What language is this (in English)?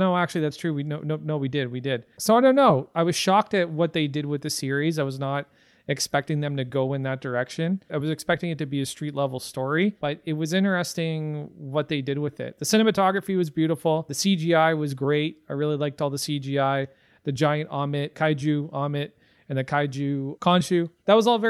English